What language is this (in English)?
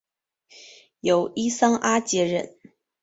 Chinese